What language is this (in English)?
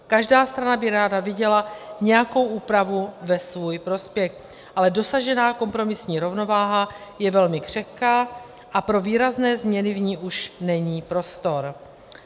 Czech